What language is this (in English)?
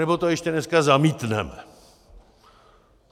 Czech